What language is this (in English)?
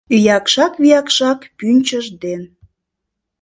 Mari